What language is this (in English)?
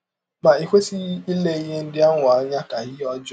Igbo